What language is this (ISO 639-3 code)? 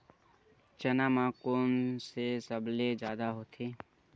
hne